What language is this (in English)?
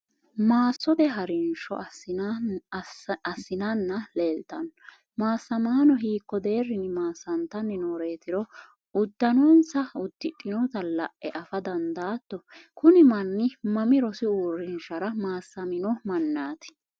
Sidamo